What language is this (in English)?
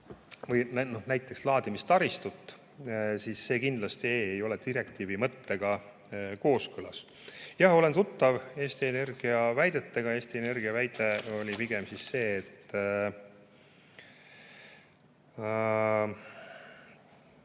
Estonian